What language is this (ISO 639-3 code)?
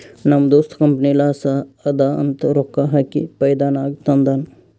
kan